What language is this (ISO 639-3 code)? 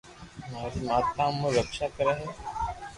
lrk